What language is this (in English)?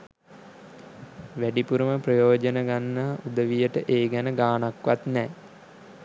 Sinhala